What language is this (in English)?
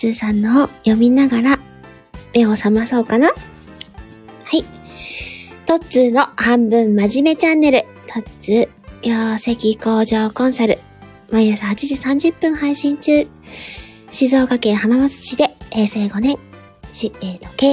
Japanese